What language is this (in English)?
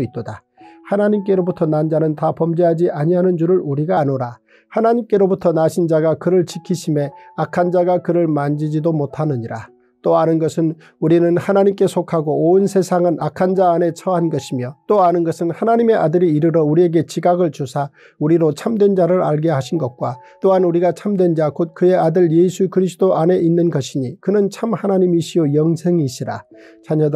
Korean